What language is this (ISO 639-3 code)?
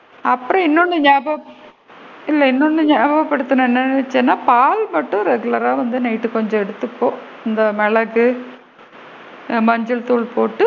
tam